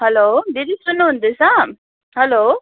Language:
Nepali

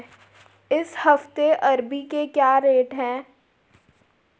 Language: Hindi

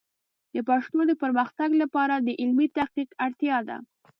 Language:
Pashto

